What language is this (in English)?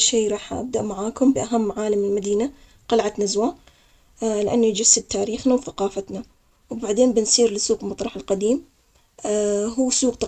Omani Arabic